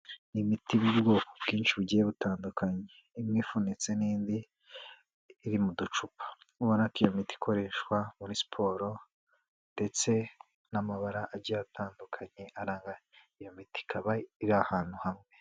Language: Kinyarwanda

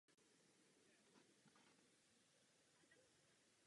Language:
Czech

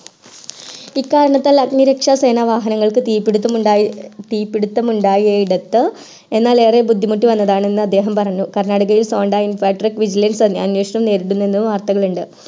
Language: Malayalam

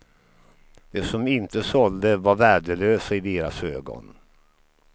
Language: Swedish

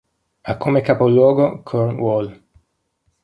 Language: Italian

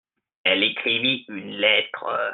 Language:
French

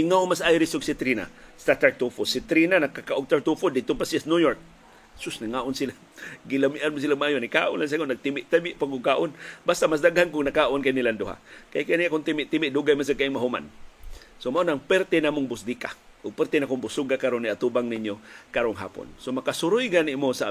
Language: Filipino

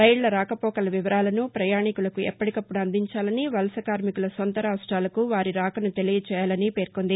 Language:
Telugu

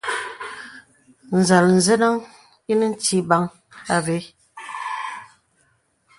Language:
Bebele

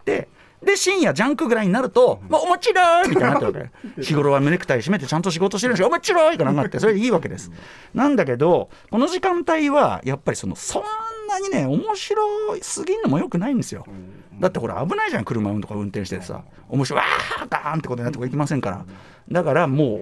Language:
Japanese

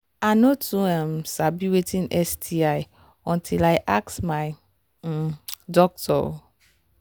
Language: Nigerian Pidgin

